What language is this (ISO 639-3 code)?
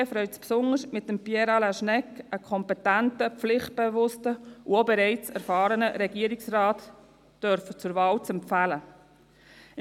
gsw